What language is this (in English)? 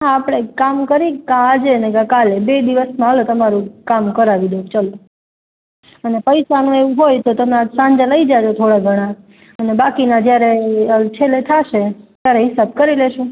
Gujarati